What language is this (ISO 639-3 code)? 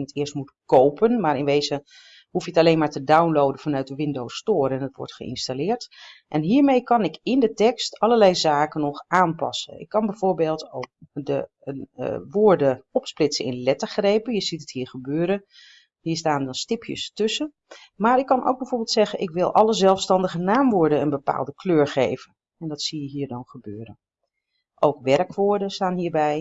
nld